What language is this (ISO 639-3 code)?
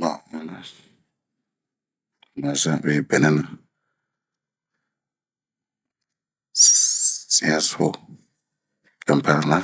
bmq